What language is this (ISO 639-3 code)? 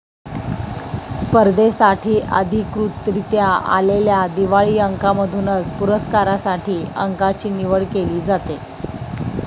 mar